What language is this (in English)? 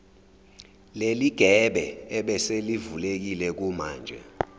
Zulu